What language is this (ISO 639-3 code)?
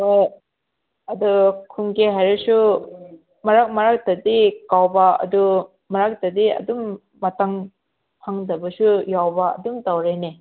mni